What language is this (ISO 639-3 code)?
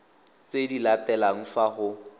tsn